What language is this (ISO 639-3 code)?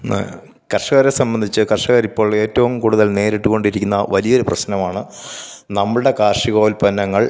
mal